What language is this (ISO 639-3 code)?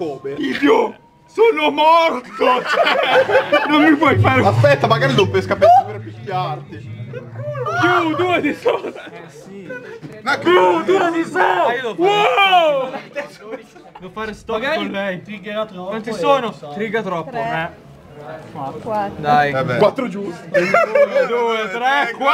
ita